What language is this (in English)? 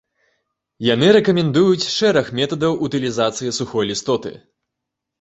Belarusian